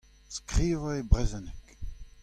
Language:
Breton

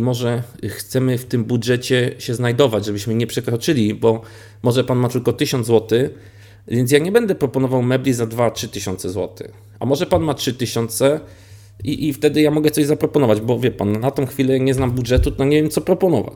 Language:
Polish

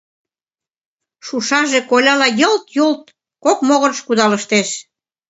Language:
Mari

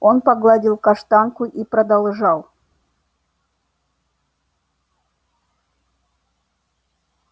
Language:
Russian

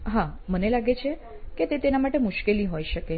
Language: Gujarati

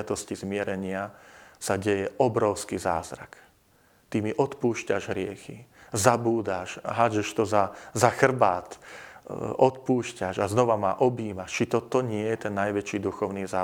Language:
Slovak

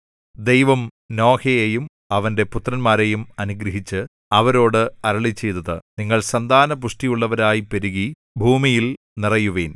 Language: Malayalam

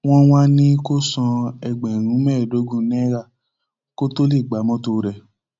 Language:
Yoruba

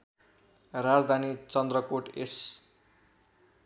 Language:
Nepali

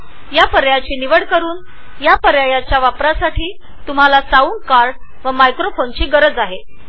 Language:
Marathi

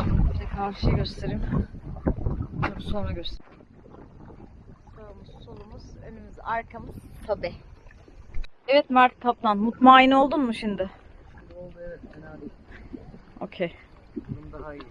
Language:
Turkish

